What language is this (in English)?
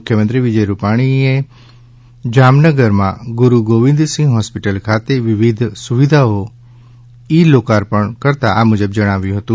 Gujarati